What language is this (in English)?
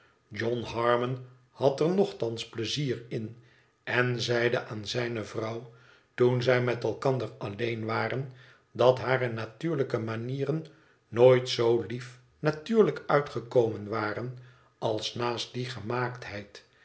Dutch